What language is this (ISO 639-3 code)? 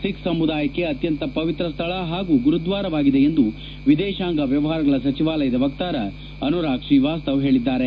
kan